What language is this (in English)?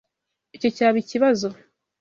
Kinyarwanda